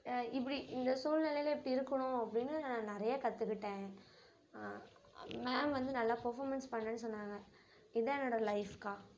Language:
Tamil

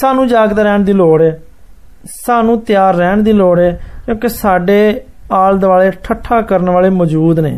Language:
Hindi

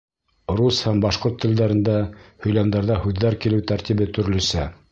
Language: Bashkir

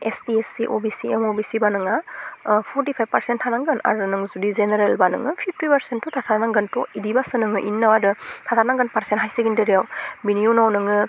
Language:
Bodo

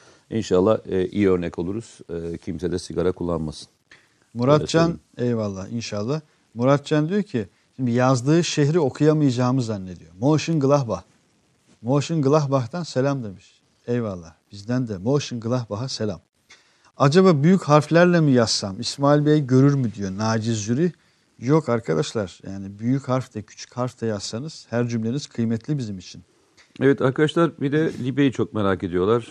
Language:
Turkish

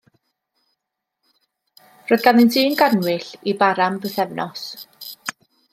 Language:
Welsh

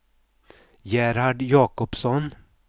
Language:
Swedish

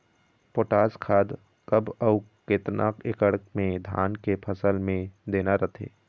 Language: Chhattisgarhi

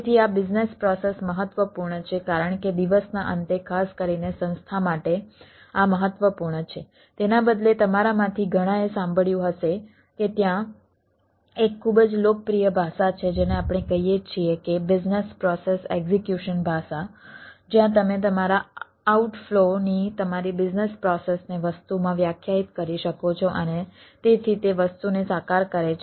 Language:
Gujarati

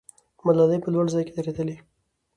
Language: Pashto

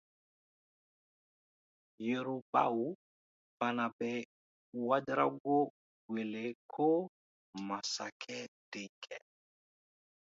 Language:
Dyula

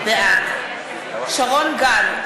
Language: Hebrew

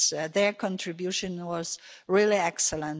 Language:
English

